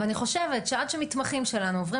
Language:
Hebrew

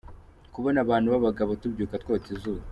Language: Kinyarwanda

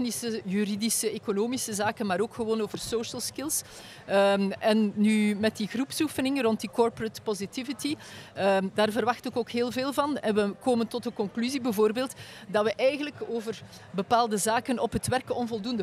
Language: Dutch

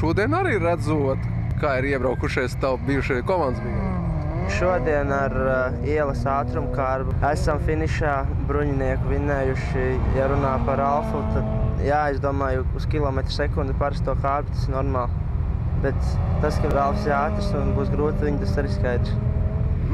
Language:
Latvian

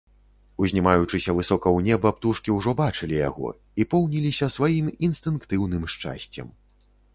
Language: Belarusian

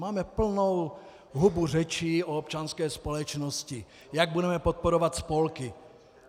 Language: Czech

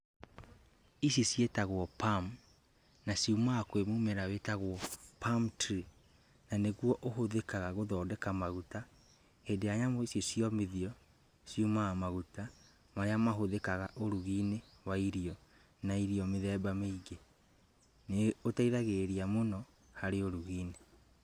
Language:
Kikuyu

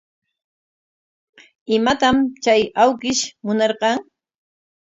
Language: Corongo Ancash Quechua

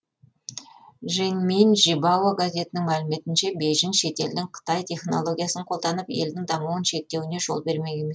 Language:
Kazakh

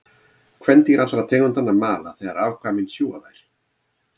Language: Icelandic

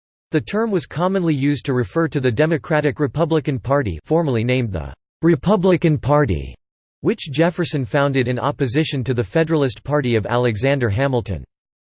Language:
English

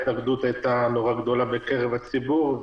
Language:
Hebrew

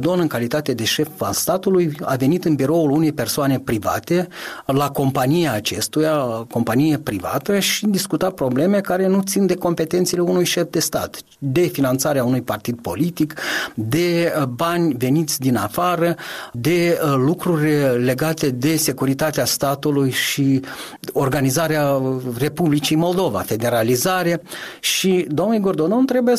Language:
Romanian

